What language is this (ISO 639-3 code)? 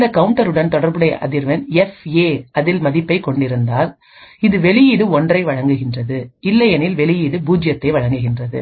tam